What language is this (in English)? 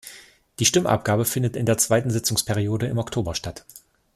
German